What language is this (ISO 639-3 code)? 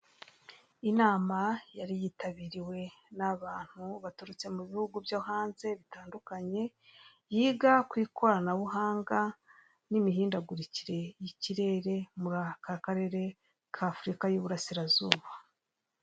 kin